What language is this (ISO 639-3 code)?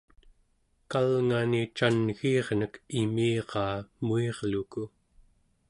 esu